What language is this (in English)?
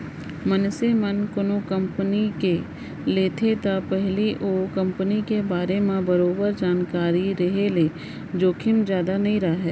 Chhattisgarhi